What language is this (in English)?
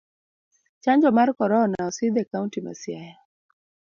Luo (Kenya and Tanzania)